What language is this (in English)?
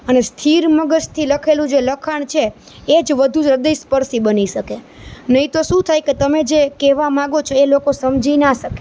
Gujarati